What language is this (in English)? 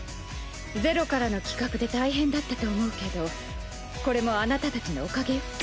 Japanese